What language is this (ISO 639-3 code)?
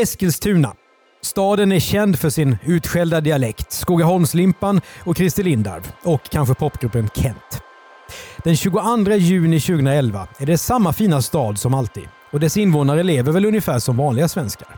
swe